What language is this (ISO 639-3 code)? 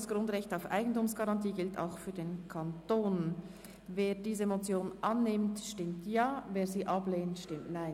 gsw